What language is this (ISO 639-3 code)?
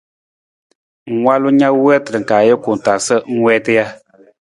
nmz